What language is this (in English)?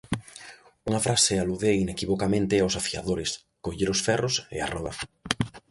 Galician